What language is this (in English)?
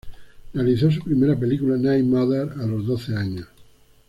Spanish